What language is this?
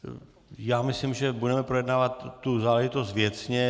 Czech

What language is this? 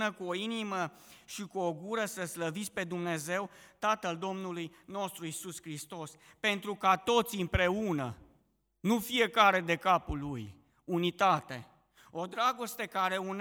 Romanian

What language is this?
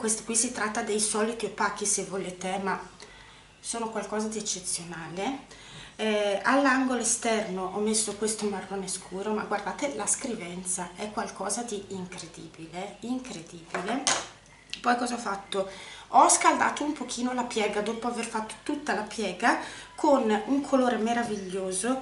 Italian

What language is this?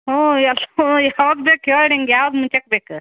Kannada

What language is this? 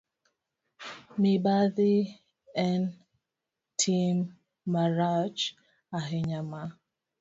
Luo (Kenya and Tanzania)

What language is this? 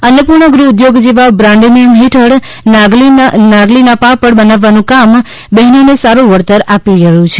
Gujarati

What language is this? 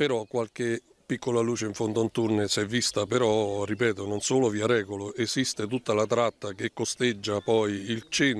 Italian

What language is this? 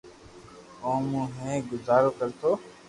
Loarki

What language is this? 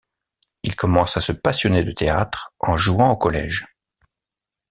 French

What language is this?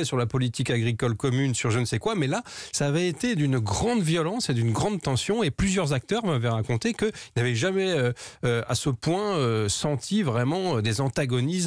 French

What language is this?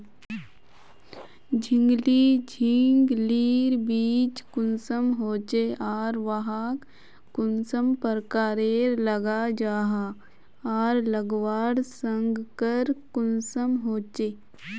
Magahi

